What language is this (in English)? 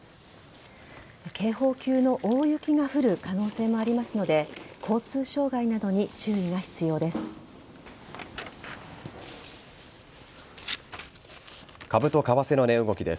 Japanese